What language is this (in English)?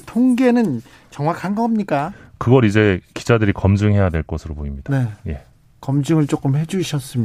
Korean